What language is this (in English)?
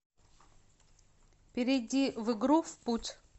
Russian